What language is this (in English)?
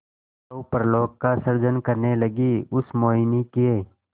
Hindi